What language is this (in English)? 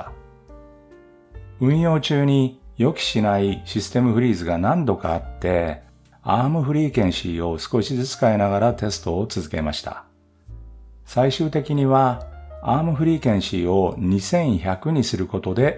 Japanese